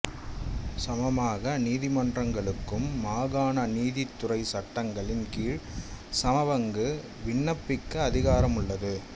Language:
Tamil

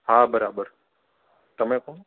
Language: Gujarati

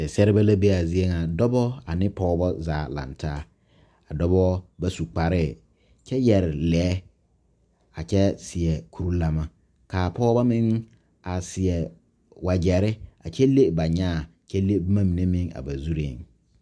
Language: Southern Dagaare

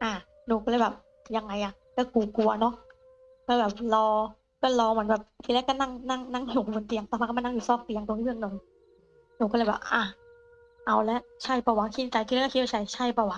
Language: Thai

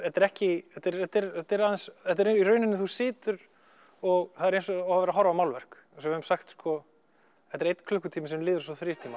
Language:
Icelandic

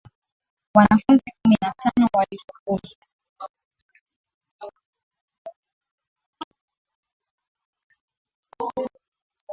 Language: Swahili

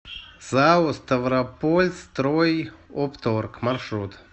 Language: Russian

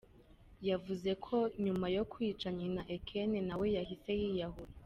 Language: Kinyarwanda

